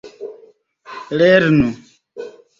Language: Esperanto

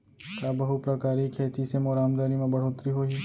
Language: Chhattisgarhi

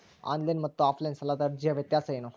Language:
Kannada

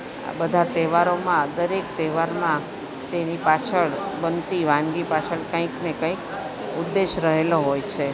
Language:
Gujarati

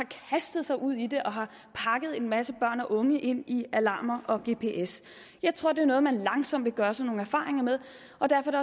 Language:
Danish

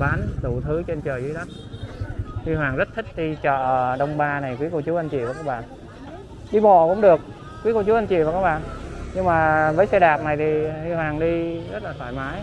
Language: Vietnamese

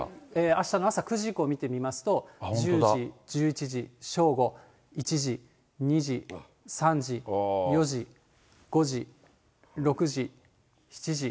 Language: Japanese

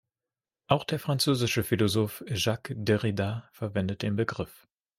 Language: German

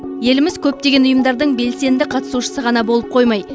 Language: Kazakh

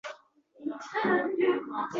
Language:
Uzbek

